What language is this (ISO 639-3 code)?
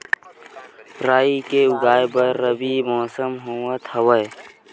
hne